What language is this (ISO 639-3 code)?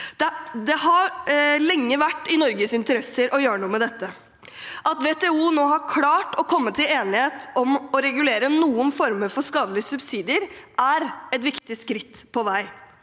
nor